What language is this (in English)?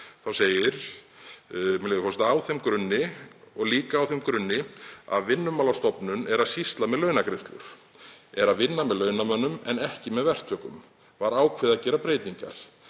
Icelandic